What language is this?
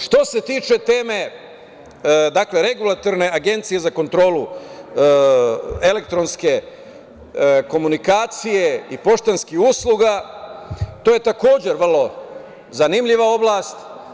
Serbian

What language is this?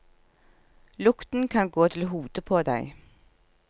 Norwegian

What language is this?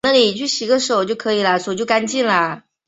Chinese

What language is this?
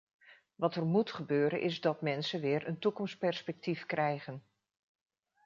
Dutch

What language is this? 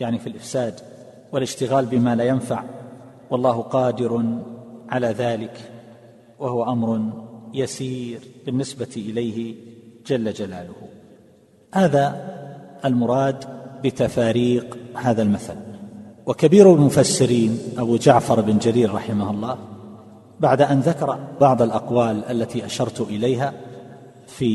Arabic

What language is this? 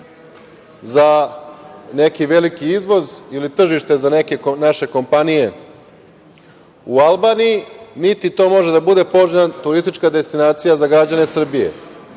Serbian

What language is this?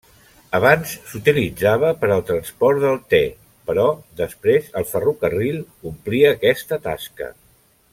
Catalan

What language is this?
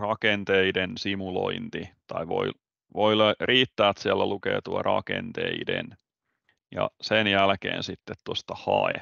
Finnish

